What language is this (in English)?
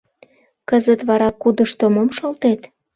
Mari